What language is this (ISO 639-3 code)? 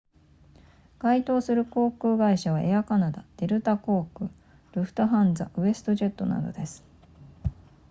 jpn